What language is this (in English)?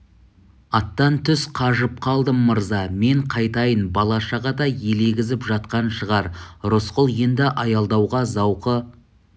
Kazakh